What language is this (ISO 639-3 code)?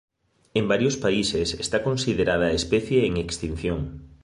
glg